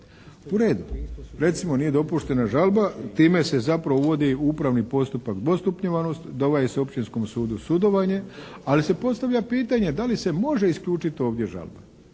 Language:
Croatian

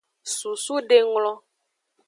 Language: Aja (Benin)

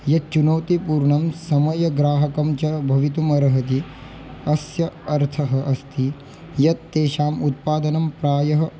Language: Sanskrit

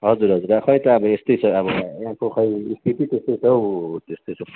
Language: Nepali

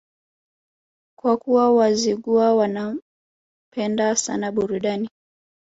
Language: Swahili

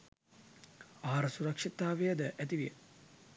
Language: Sinhala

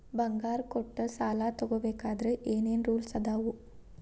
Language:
Kannada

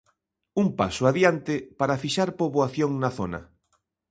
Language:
Galician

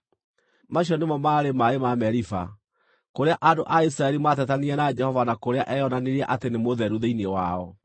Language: Kikuyu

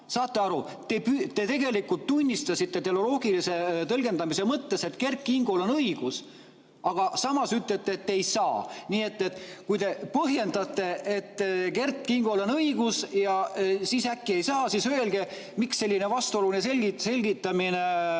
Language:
Estonian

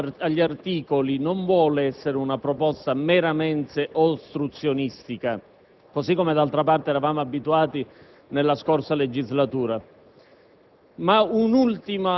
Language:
Italian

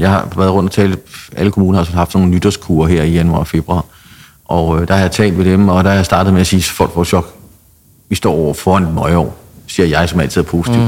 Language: Danish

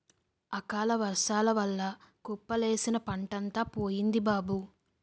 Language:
Telugu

